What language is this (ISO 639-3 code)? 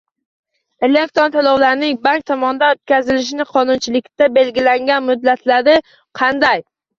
uzb